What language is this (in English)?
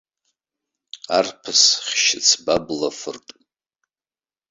Abkhazian